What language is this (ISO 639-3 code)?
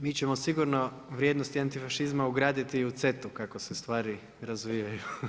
hrv